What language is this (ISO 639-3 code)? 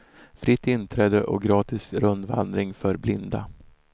swe